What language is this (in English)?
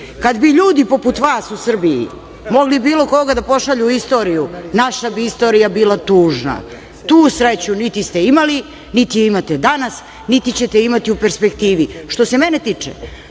Serbian